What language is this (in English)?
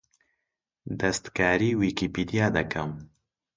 Central Kurdish